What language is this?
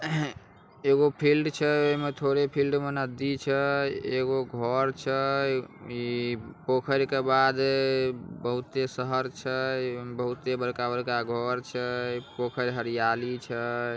Magahi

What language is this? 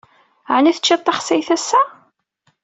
Kabyle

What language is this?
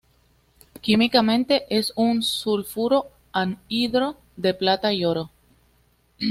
Spanish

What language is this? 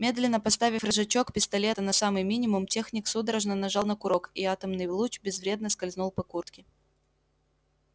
Russian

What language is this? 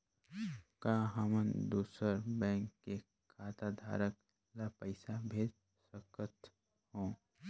Chhattisgarhi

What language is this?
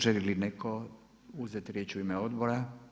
Croatian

